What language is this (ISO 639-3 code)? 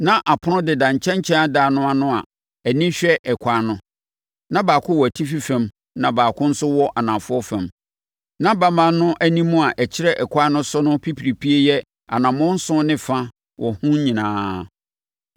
aka